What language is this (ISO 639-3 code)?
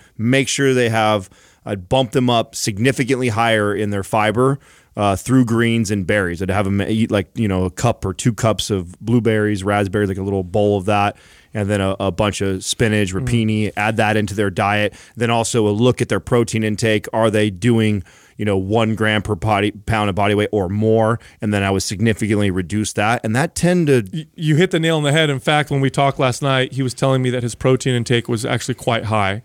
eng